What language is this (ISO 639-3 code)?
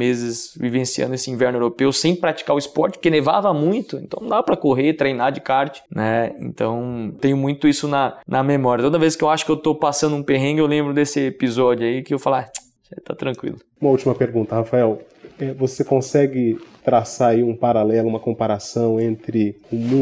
por